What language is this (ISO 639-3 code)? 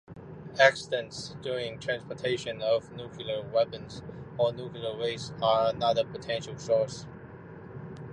eng